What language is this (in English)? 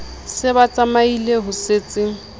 Southern Sotho